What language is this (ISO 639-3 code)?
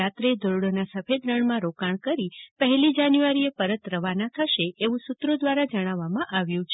guj